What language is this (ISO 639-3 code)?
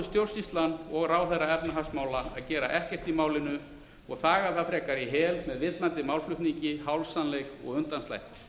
isl